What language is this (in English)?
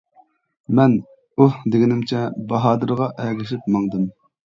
Uyghur